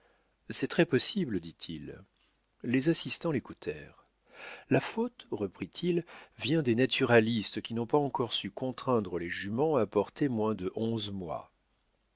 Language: French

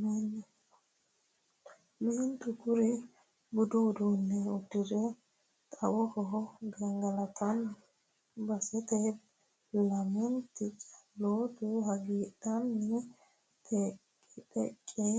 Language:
Sidamo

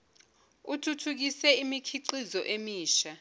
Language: Zulu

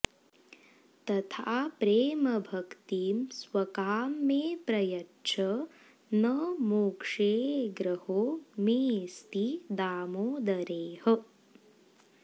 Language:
Sanskrit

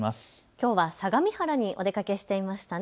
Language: Japanese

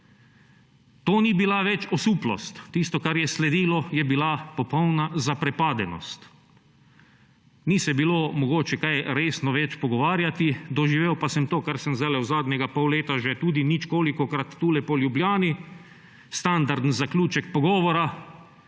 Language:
Slovenian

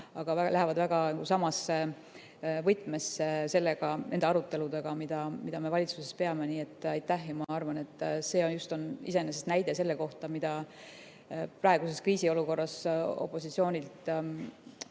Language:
Estonian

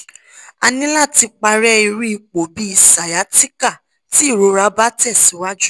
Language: Yoruba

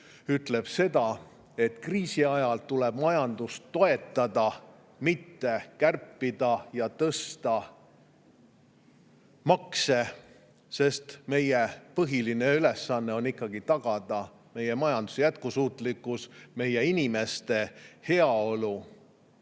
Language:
Estonian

